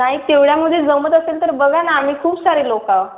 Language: Marathi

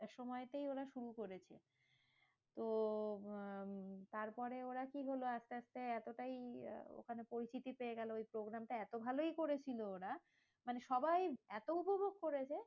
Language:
Bangla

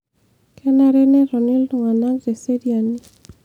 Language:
Masai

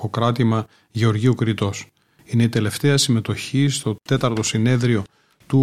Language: Greek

